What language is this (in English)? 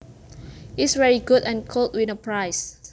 Javanese